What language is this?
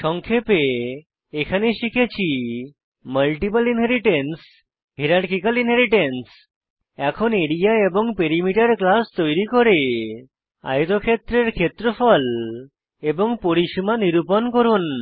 Bangla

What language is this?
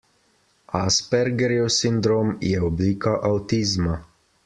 Slovenian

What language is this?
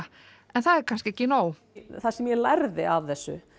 Icelandic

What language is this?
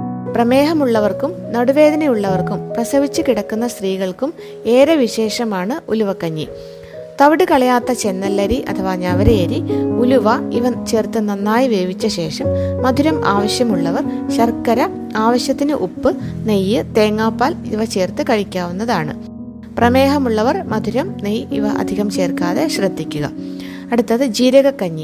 Malayalam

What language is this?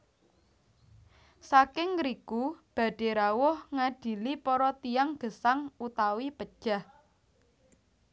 Javanese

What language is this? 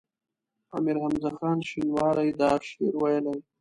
Pashto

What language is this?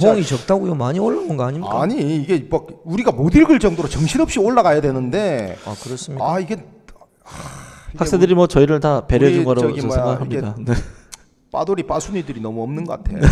Korean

